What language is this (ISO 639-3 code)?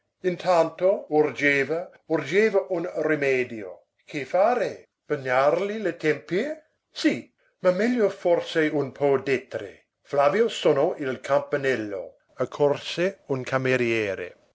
ita